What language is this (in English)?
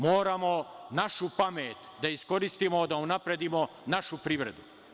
Serbian